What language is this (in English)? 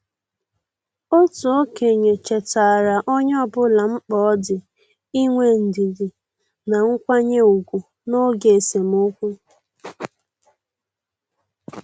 Igbo